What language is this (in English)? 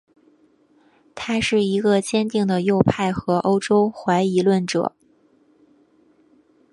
Chinese